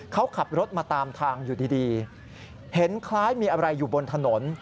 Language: Thai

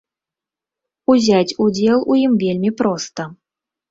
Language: Belarusian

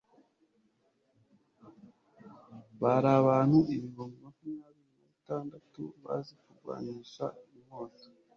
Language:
Kinyarwanda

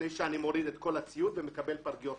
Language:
Hebrew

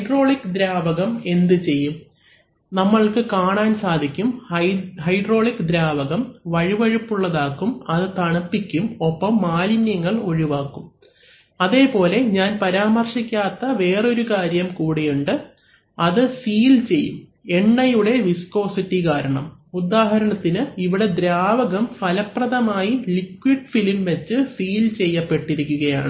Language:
Malayalam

